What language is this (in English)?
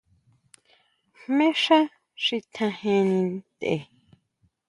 Huautla Mazatec